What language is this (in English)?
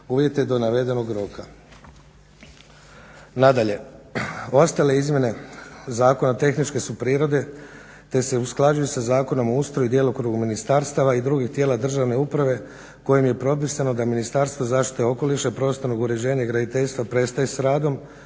Croatian